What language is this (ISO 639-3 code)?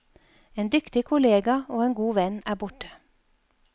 nor